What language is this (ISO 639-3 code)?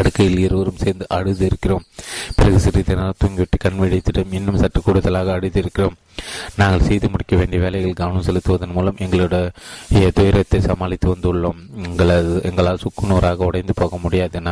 tam